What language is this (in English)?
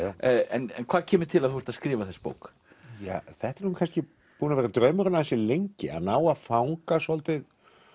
Icelandic